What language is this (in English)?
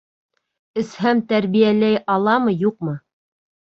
Bashkir